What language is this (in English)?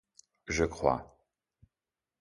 French